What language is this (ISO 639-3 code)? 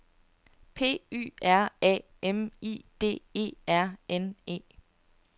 dan